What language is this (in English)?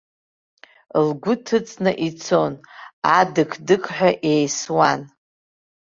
Abkhazian